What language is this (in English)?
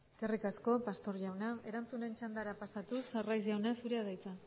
Basque